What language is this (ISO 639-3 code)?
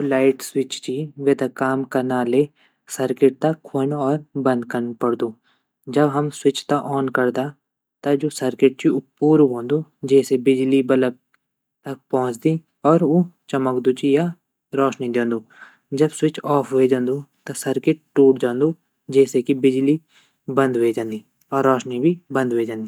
gbm